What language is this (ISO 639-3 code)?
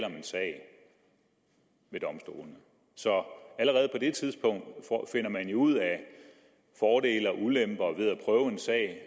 dan